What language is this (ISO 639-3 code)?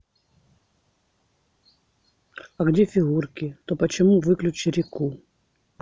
rus